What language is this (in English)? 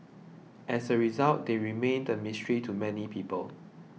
English